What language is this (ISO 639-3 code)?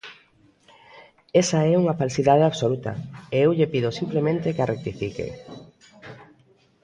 glg